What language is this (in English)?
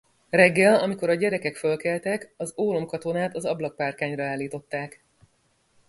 Hungarian